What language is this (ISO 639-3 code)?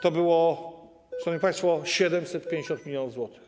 pol